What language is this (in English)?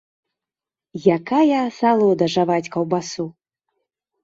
Belarusian